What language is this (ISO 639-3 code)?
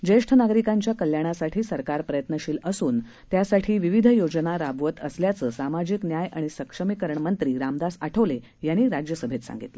mar